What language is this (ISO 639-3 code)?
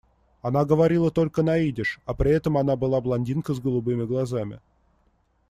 rus